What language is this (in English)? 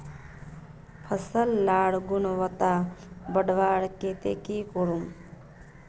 Magahi